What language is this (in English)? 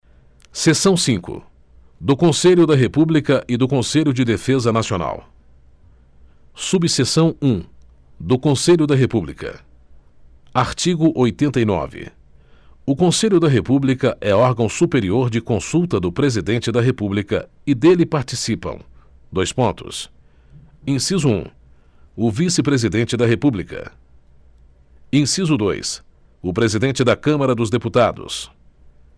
Portuguese